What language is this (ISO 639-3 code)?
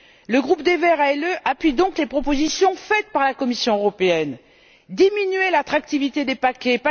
fra